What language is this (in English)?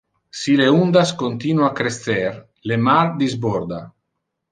Interlingua